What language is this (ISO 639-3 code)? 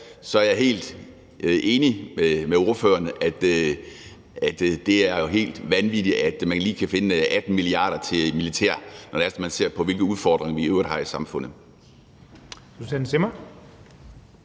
dan